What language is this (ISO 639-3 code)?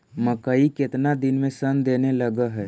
mag